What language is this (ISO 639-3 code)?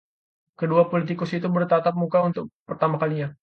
ind